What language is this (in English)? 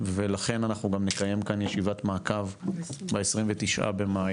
Hebrew